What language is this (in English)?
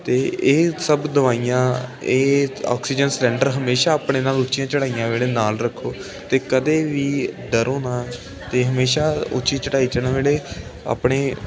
Punjabi